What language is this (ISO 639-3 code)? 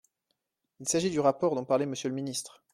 fra